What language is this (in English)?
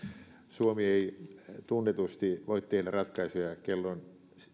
Finnish